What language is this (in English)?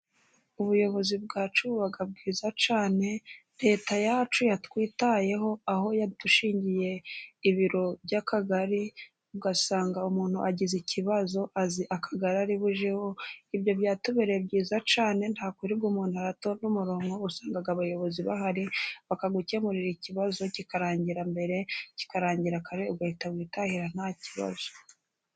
Kinyarwanda